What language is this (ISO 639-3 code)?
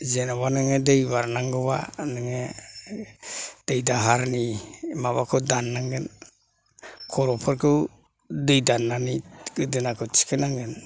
brx